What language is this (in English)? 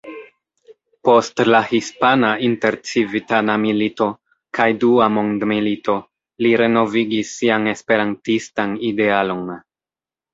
Esperanto